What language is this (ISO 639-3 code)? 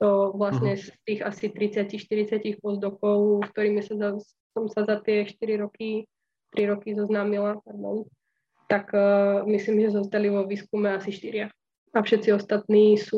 slk